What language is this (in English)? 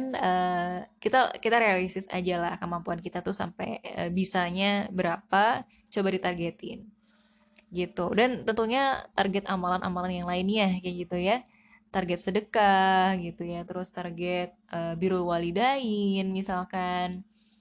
Indonesian